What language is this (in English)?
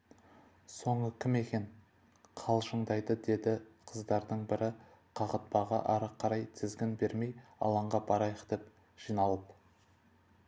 Kazakh